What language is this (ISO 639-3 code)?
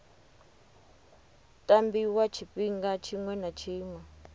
ven